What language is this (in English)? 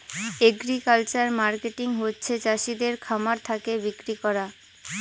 Bangla